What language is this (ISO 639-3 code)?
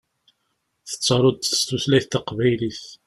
kab